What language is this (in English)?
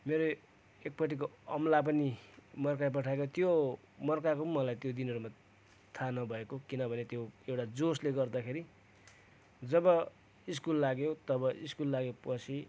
Nepali